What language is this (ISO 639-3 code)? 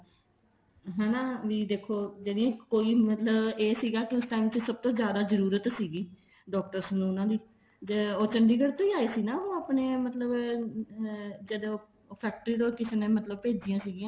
pan